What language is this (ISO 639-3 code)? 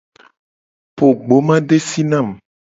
gej